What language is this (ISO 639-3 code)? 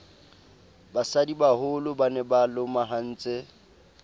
sot